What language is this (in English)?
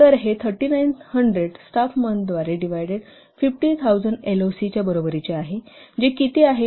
Marathi